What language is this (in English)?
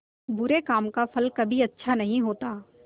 Hindi